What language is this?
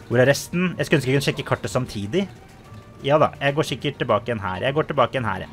Norwegian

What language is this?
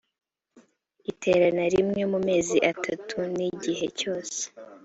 Kinyarwanda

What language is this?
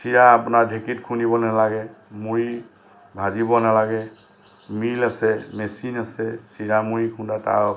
Assamese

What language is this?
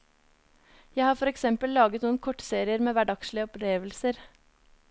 Norwegian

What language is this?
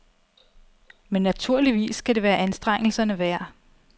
Danish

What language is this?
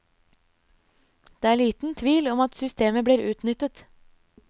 Norwegian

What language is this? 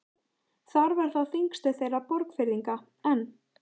Icelandic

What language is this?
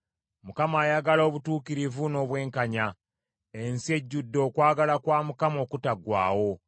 Ganda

